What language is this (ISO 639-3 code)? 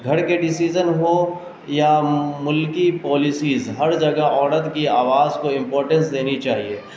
urd